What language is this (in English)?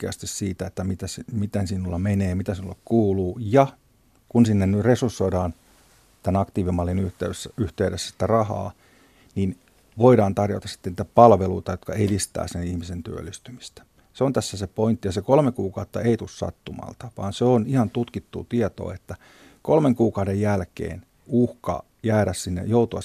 Finnish